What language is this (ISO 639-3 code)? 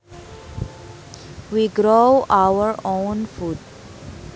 sun